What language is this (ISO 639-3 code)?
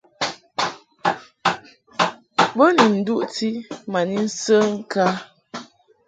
mhk